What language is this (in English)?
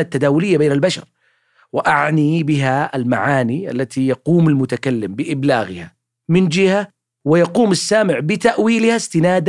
Arabic